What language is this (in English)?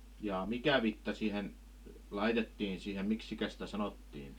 Finnish